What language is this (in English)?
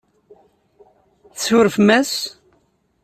Kabyle